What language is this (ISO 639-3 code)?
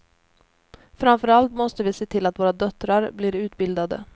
swe